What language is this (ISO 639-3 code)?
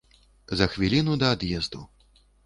bel